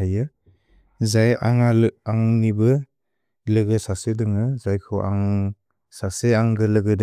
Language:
Bodo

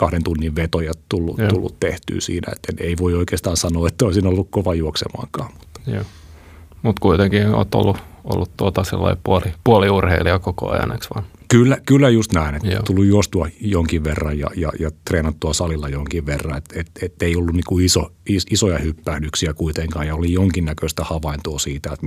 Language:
Finnish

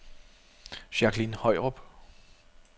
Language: Danish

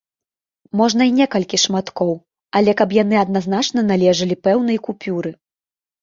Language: Belarusian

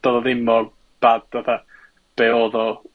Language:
Welsh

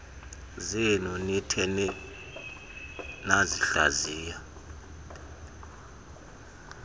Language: Xhosa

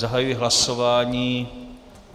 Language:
Czech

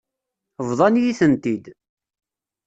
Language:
Kabyle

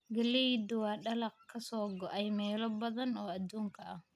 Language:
Somali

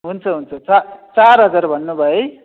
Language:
Nepali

